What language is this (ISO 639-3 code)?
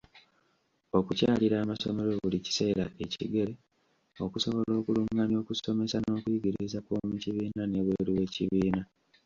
lug